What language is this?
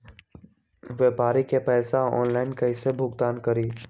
Magahi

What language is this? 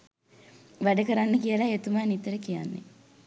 Sinhala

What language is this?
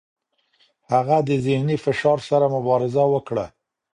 Pashto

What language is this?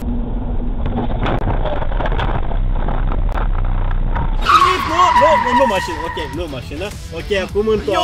Romanian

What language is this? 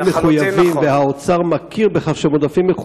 Hebrew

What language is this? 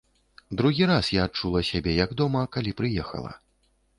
Belarusian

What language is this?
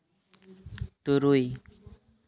Santali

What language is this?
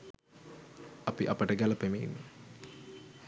Sinhala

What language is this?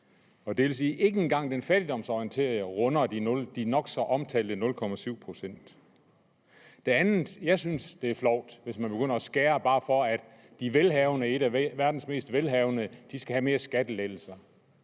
Danish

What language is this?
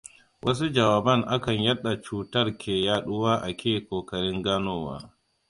Hausa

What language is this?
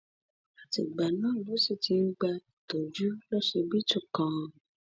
Yoruba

